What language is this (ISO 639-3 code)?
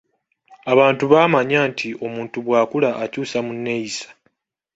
lug